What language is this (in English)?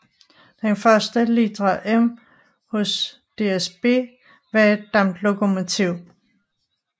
Danish